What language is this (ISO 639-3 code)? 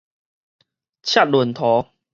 nan